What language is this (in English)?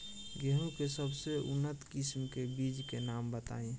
Bhojpuri